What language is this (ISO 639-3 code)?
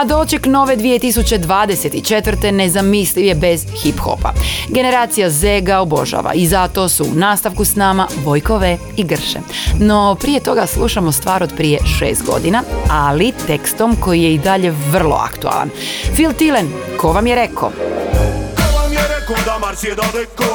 hrv